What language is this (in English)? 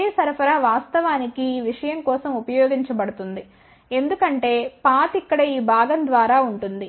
Telugu